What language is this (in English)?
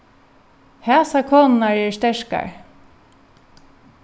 Faroese